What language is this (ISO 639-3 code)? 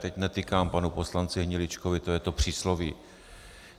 ces